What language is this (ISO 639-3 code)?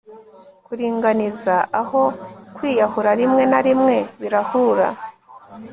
kin